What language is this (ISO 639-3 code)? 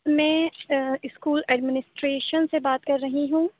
urd